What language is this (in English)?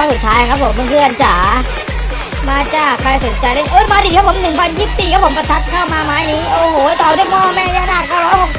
Thai